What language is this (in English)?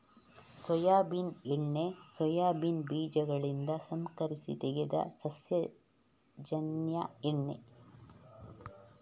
Kannada